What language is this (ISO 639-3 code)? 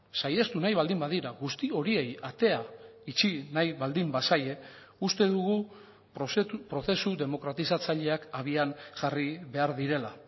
eus